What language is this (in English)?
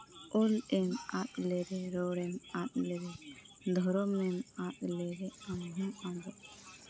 Santali